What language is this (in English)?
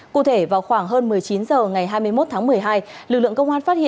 Vietnamese